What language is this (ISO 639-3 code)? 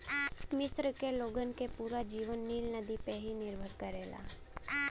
bho